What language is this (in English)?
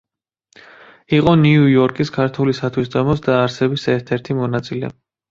Georgian